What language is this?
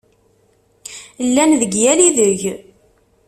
Kabyle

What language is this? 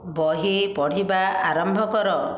Odia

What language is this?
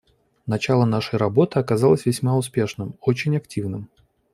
Russian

